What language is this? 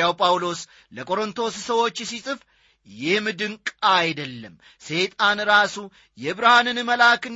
Amharic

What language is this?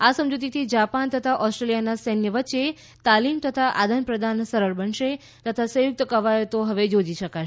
Gujarati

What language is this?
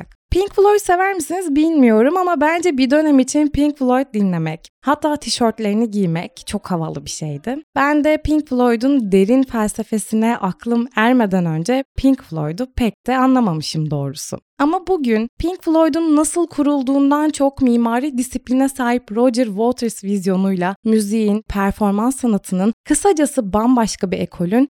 Turkish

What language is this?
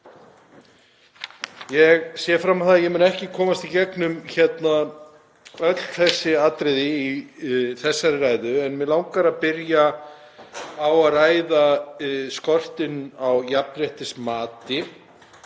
Icelandic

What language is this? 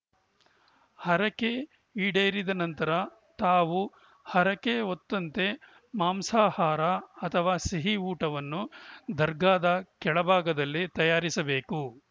Kannada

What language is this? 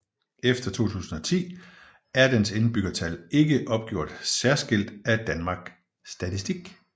Danish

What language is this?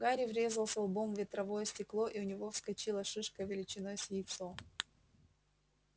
Russian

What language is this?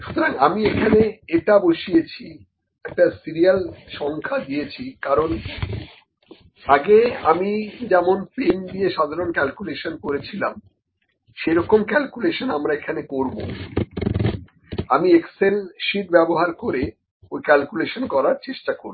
Bangla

